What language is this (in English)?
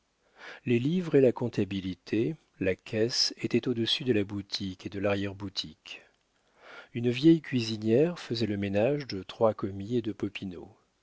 French